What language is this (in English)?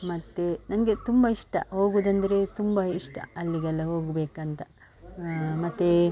Kannada